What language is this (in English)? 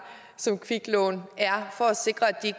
Danish